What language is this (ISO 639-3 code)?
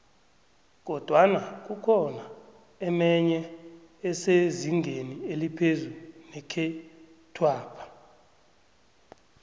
nbl